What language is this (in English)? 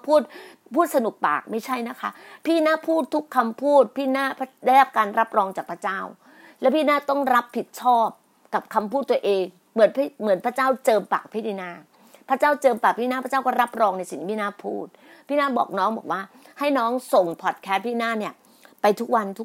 Thai